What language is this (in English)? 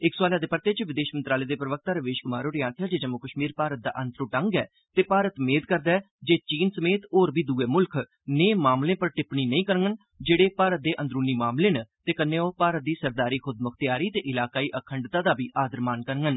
Dogri